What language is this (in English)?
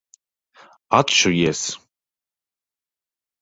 Latvian